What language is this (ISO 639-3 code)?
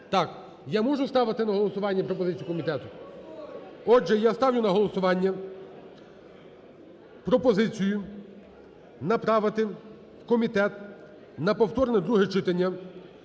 ukr